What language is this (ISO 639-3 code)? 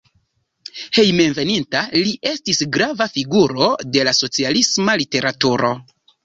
epo